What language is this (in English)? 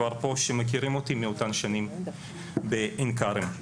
Hebrew